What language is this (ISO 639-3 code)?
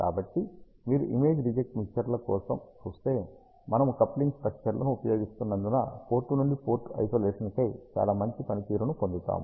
tel